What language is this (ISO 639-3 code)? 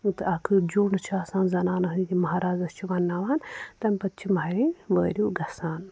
kas